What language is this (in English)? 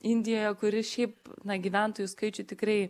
Lithuanian